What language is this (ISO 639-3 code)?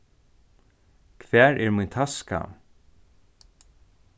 fao